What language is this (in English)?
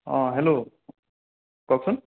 Assamese